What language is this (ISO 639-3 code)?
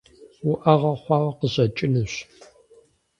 kbd